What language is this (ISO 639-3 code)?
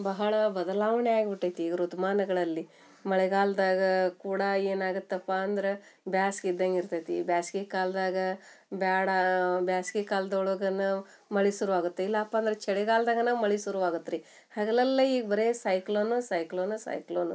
kan